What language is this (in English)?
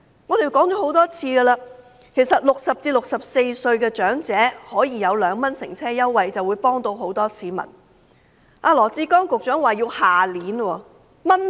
Cantonese